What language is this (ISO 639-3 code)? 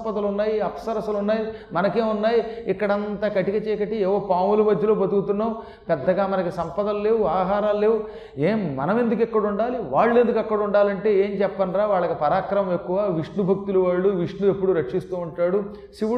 tel